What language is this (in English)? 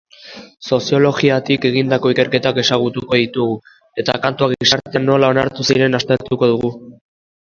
Basque